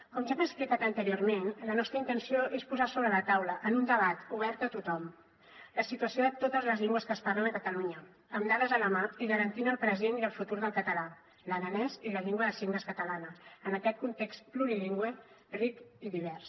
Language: Catalan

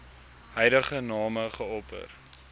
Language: Afrikaans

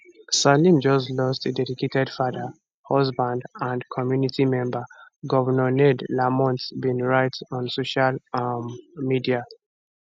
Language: Nigerian Pidgin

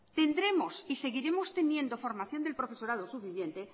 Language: Spanish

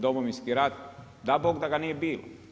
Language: Croatian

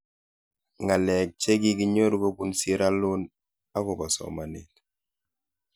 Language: Kalenjin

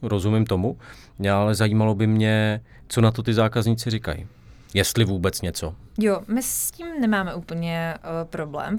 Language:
Czech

